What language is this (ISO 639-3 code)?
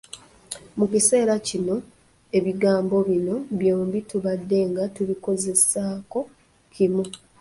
lug